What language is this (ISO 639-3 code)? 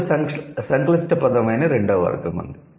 tel